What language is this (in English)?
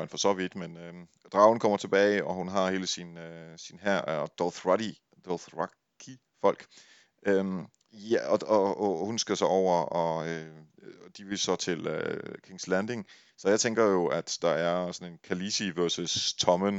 Danish